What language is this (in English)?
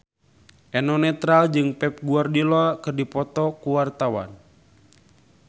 Sundanese